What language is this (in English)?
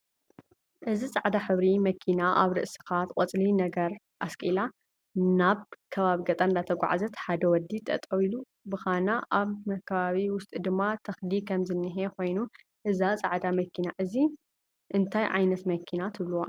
Tigrinya